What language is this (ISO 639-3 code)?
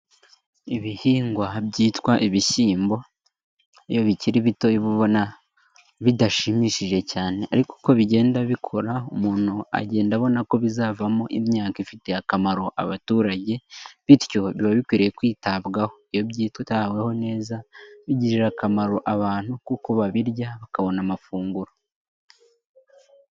kin